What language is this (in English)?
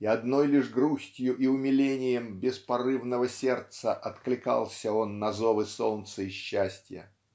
Russian